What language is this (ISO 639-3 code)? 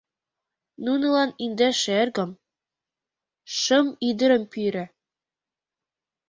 chm